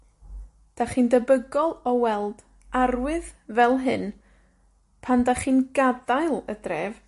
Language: Welsh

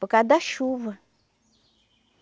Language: Portuguese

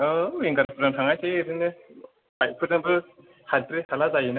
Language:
Bodo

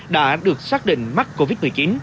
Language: Vietnamese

